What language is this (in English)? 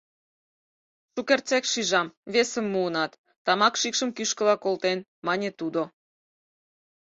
Mari